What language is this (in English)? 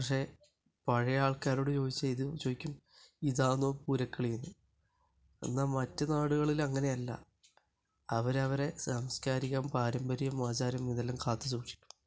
Malayalam